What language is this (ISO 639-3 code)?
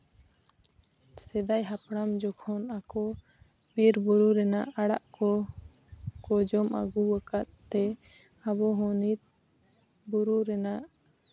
sat